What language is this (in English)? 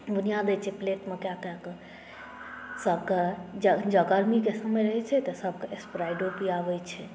Maithili